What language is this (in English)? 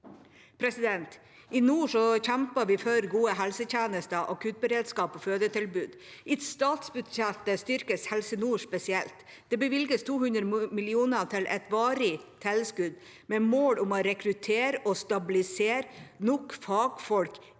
Norwegian